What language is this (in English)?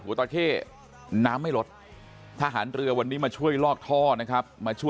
Thai